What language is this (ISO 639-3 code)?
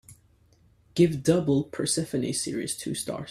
eng